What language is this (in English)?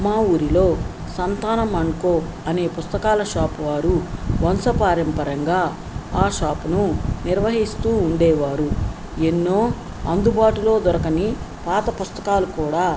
Telugu